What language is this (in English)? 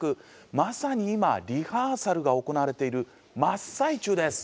Japanese